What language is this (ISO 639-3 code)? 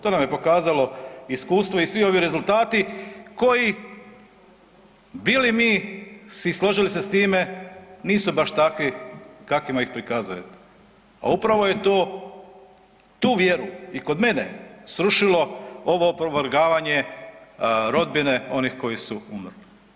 hrv